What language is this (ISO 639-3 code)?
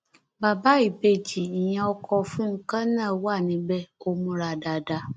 yor